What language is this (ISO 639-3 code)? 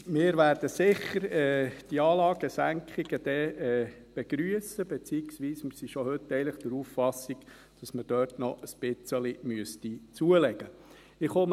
gsw